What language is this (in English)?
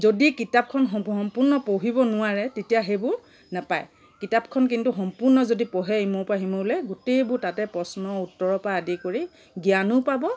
Assamese